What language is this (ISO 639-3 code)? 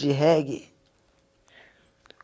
por